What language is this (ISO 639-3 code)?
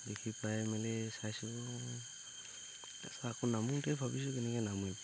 asm